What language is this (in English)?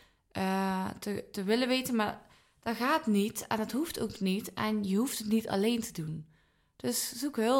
Dutch